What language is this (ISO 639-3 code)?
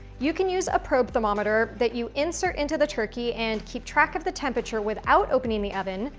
eng